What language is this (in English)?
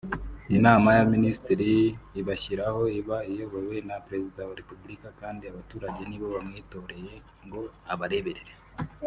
Kinyarwanda